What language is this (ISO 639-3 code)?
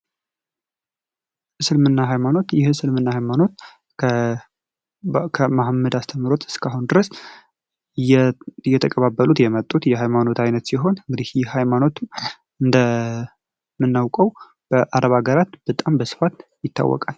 amh